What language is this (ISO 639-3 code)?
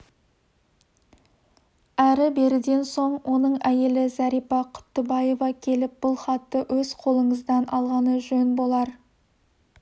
kaz